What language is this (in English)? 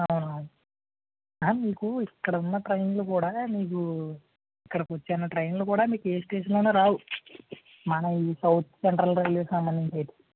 Telugu